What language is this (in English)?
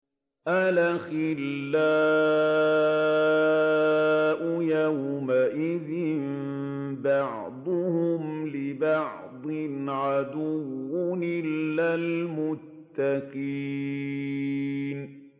Arabic